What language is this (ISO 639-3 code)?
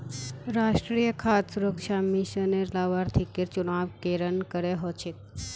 mag